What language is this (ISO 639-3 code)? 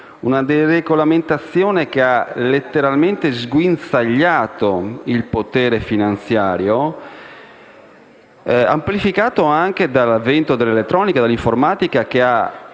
ita